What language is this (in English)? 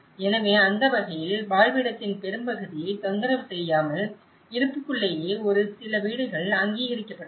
Tamil